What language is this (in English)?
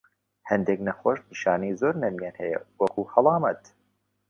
Central Kurdish